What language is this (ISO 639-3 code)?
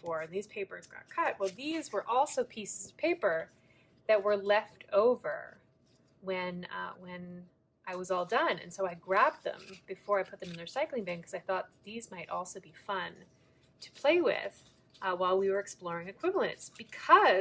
eng